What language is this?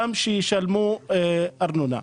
Hebrew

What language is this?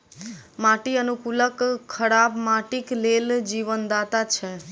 Maithili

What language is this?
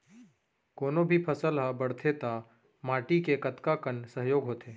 Chhattisgarhi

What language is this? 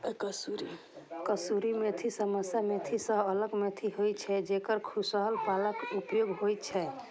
Maithili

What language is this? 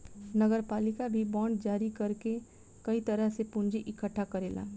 Bhojpuri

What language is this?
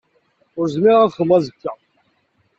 Kabyle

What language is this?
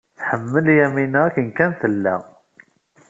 Kabyle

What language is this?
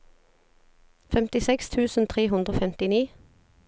Norwegian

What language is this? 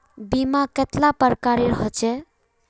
Magahi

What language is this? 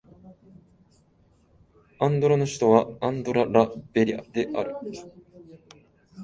Japanese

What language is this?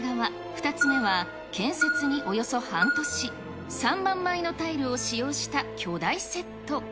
Japanese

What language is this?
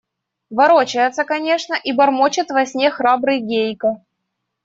Russian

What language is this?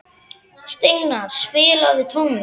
Icelandic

